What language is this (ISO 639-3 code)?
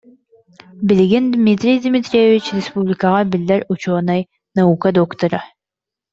sah